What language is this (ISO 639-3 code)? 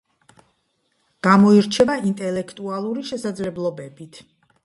kat